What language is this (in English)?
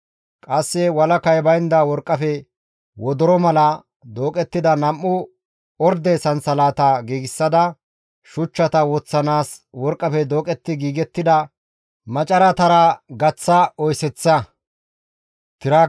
Gamo